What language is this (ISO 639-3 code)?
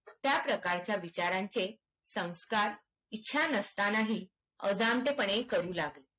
mar